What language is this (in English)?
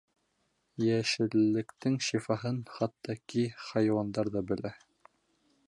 Bashkir